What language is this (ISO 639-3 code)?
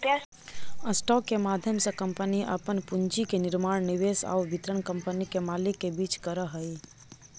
mag